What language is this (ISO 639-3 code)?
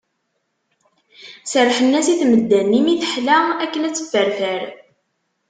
kab